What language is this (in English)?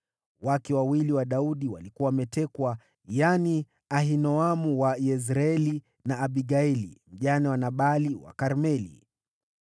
Swahili